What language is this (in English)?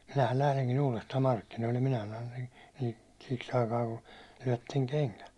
Finnish